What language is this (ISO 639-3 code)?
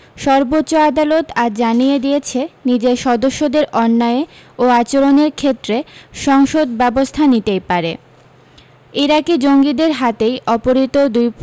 ben